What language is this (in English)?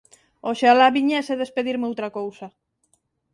Galician